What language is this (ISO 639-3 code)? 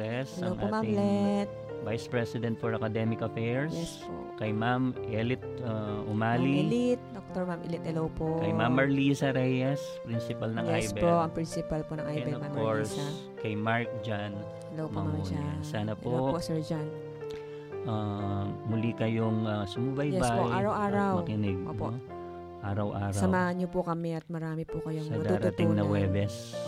fil